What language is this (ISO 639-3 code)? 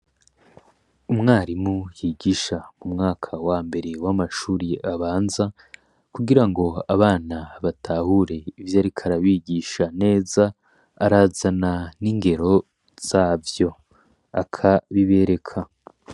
run